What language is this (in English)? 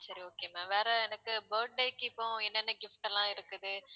Tamil